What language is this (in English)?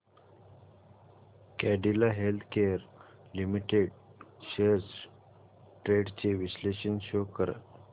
Marathi